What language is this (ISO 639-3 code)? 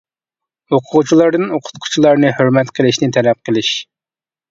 uig